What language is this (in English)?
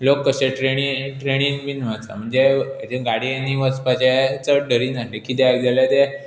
Konkani